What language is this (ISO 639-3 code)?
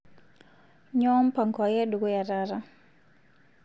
mas